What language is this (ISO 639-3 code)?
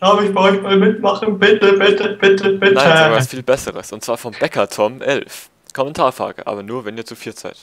deu